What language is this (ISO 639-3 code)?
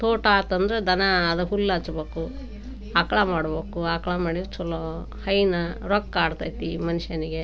kan